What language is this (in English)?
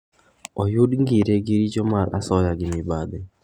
Luo (Kenya and Tanzania)